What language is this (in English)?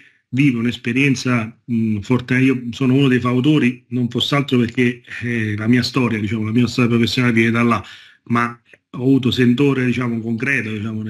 Italian